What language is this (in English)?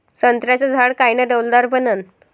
Marathi